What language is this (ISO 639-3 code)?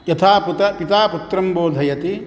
san